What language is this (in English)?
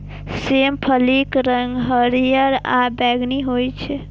Maithili